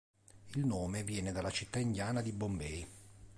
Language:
Italian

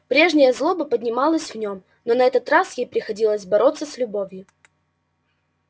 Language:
Russian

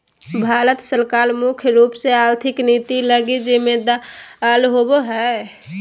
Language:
Magahi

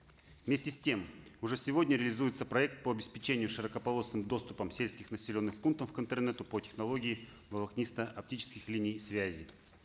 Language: Kazakh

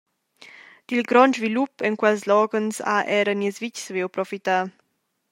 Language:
Romansh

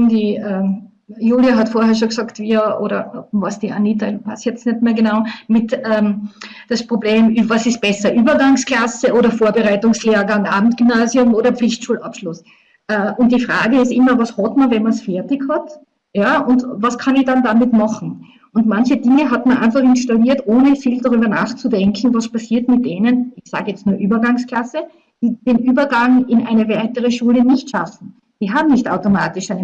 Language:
German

